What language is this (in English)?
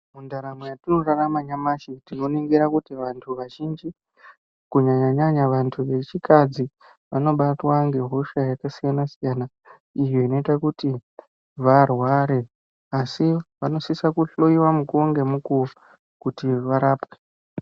Ndau